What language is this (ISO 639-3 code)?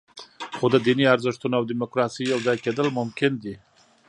pus